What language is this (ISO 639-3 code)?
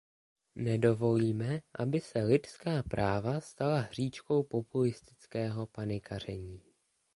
ces